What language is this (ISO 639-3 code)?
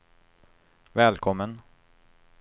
swe